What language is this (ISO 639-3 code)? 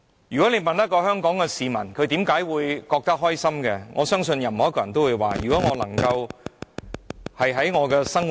yue